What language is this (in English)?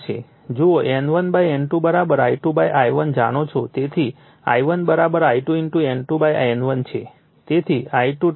Gujarati